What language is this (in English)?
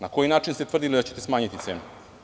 Serbian